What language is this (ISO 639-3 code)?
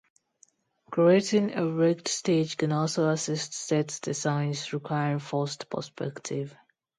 eng